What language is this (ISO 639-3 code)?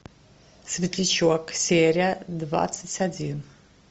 rus